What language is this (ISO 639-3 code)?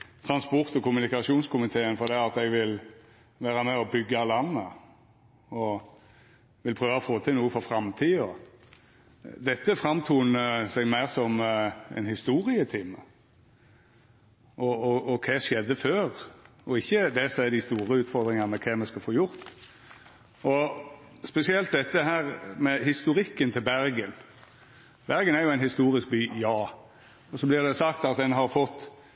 nno